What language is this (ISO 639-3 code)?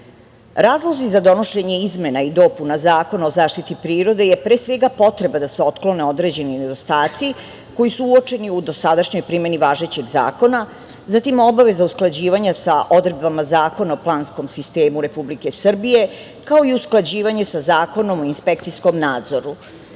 srp